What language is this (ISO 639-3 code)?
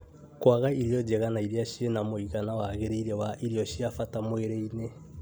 kik